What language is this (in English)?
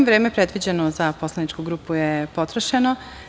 Serbian